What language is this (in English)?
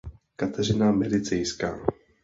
Czech